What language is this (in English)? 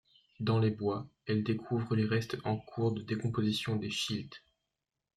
French